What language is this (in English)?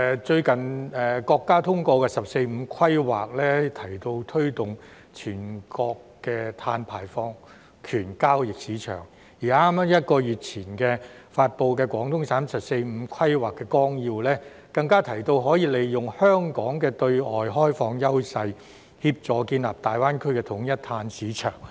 Cantonese